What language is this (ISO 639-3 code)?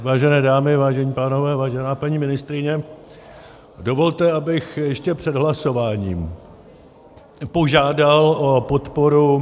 ces